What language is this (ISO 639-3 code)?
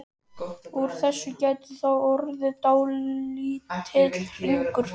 isl